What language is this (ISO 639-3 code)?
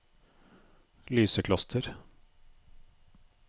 nor